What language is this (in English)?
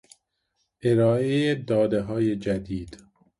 Persian